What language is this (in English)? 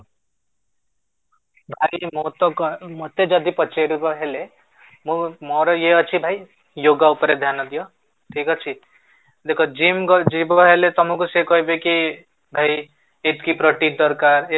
Odia